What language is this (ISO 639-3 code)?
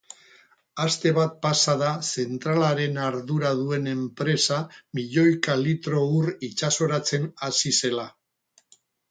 eus